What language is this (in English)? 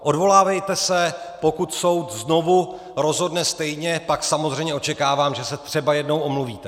Czech